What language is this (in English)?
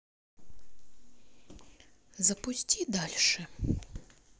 Russian